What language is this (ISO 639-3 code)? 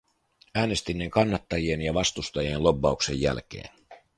fin